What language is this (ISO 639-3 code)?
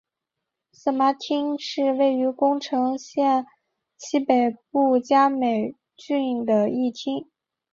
zho